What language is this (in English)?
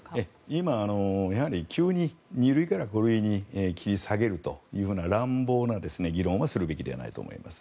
Japanese